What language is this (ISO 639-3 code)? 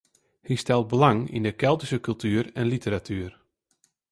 fry